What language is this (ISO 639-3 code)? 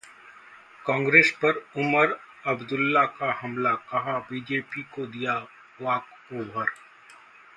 hin